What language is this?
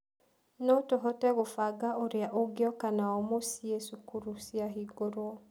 Kikuyu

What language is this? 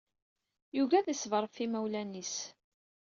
Kabyle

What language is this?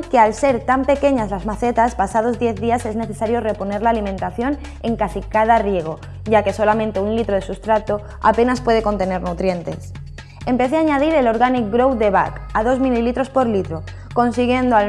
Spanish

